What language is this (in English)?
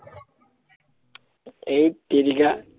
Assamese